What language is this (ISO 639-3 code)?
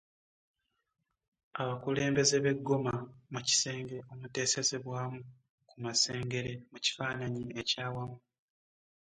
lug